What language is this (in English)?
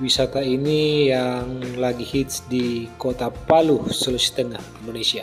Indonesian